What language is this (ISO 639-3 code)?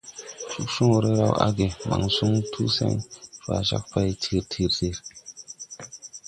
tui